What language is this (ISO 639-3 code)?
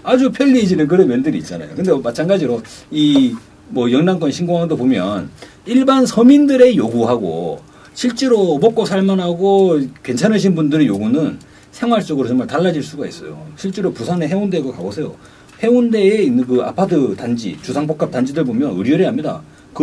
kor